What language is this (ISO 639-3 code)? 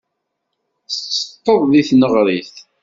kab